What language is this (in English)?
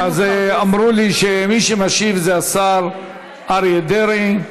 Hebrew